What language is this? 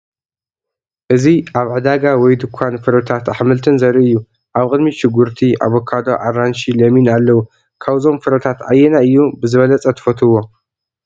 Tigrinya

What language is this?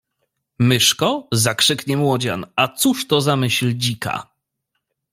Polish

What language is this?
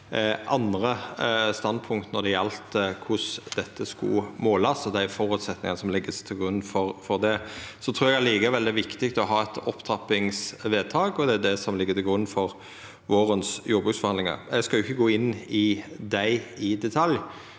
Norwegian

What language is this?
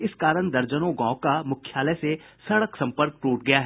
Hindi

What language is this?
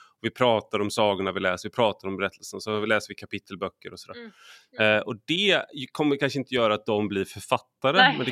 Swedish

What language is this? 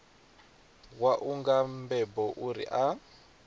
Venda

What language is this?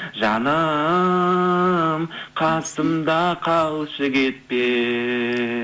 Kazakh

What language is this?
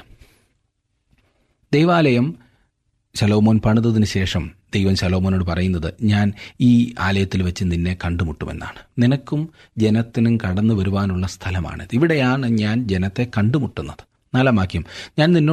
Malayalam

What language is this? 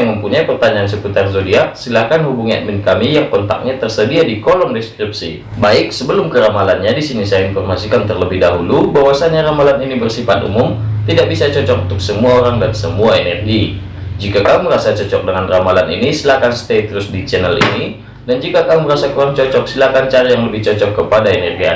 Indonesian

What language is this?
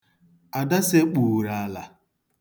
Igbo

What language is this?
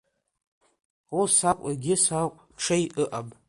Abkhazian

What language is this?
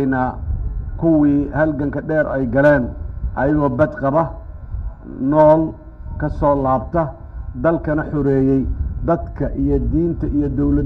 Arabic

